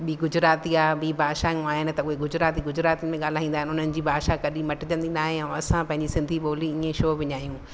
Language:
Sindhi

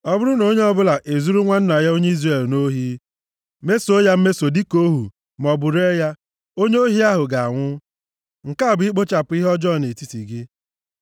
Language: Igbo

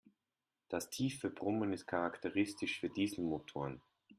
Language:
German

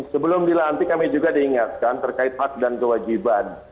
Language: Indonesian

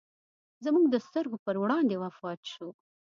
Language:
Pashto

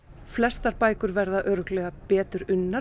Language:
Icelandic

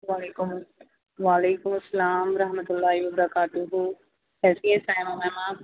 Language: Urdu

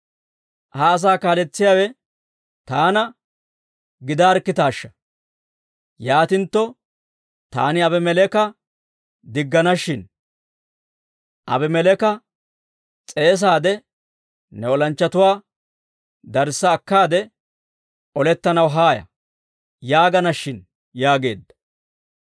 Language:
Dawro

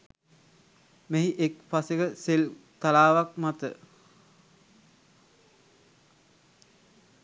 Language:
Sinhala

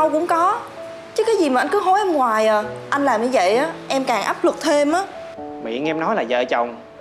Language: Vietnamese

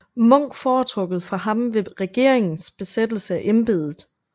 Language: Danish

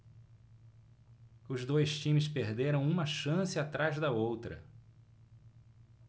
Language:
Portuguese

